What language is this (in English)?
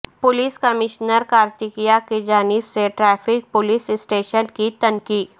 Urdu